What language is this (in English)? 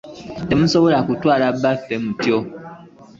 Ganda